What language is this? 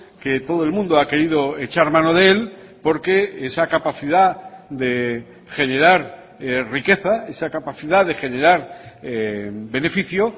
Spanish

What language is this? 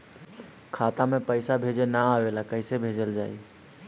Bhojpuri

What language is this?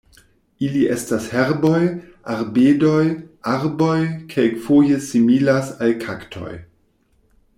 Esperanto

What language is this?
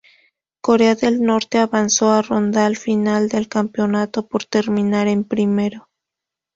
Spanish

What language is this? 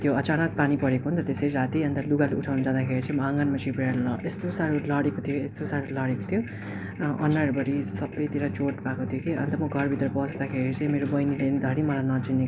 Nepali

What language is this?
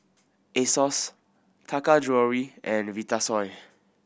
English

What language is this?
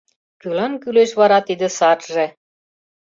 Mari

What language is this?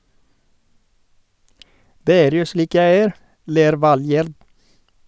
Norwegian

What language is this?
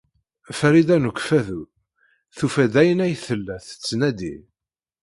Kabyle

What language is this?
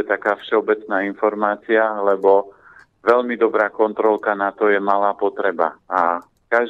Slovak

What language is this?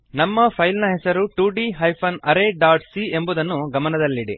Kannada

